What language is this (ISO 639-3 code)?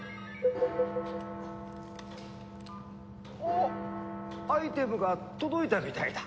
jpn